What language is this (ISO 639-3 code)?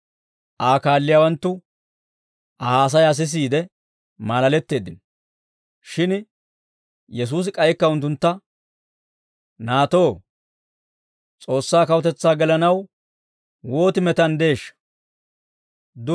dwr